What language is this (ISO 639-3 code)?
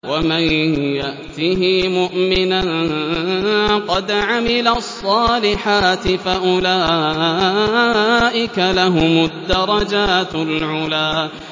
ara